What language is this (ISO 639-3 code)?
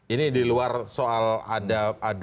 ind